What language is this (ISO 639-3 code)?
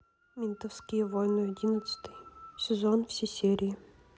rus